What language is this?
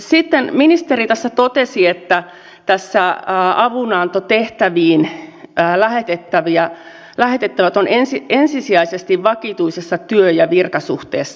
Finnish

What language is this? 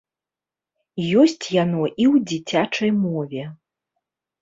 Belarusian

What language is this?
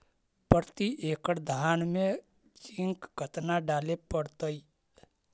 Magahi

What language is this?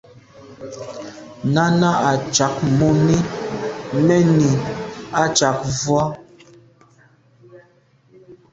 Medumba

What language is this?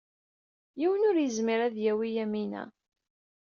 Kabyle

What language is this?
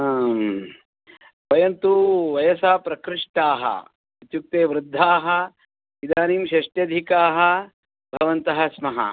Sanskrit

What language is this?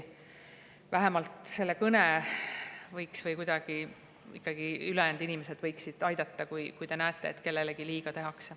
Estonian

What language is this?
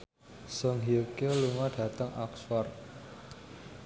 Javanese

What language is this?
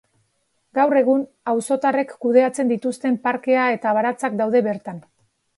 Basque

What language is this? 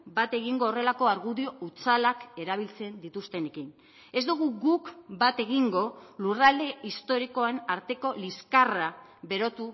Basque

